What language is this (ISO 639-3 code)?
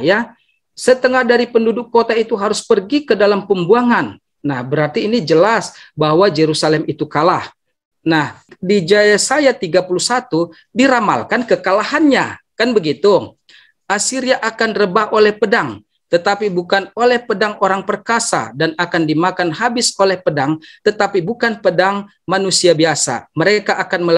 ind